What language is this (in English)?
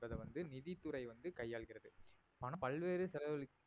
Tamil